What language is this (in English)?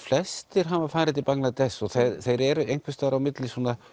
Icelandic